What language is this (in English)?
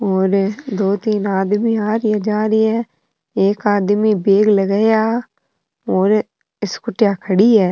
Rajasthani